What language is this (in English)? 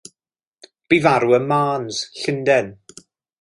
Welsh